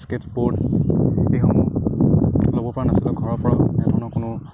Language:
Assamese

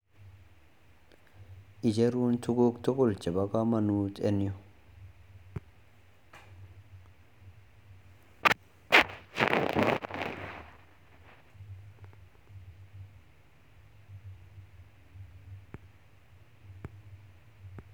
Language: Kalenjin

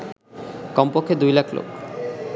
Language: Bangla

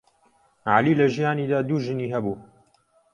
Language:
Central Kurdish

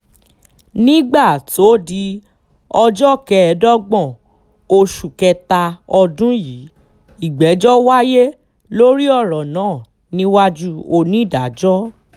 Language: Yoruba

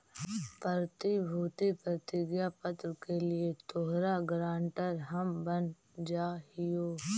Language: Magahi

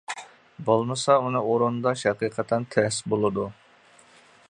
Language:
Uyghur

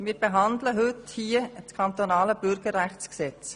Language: Swiss German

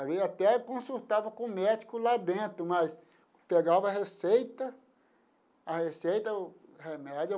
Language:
Portuguese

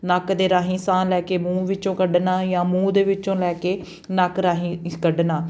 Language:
Punjabi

